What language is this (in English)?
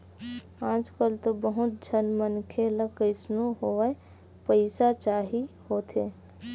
Chhattisgarhi